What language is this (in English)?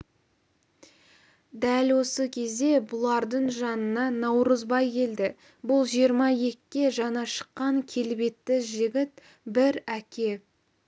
Kazakh